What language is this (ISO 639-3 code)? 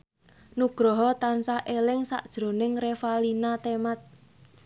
jav